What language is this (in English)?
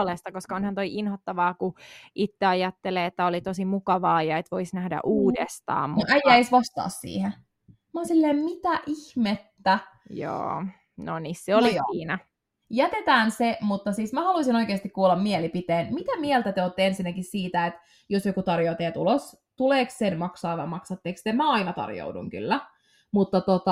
Finnish